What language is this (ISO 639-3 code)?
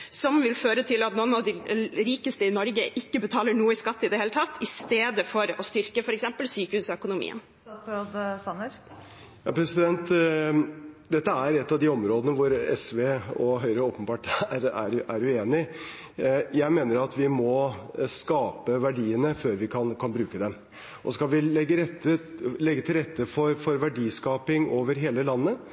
nob